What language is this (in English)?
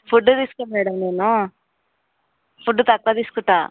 Telugu